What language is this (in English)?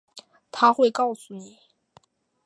Chinese